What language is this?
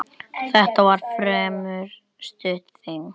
Icelandic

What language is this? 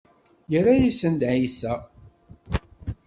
Kabyle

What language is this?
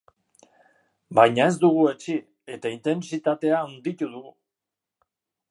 Basque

